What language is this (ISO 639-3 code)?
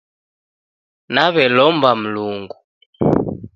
dav